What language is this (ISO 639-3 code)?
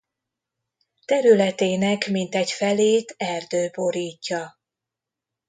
hun